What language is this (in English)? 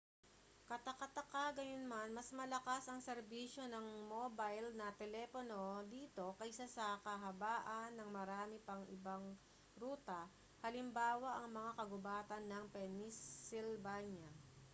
Filipino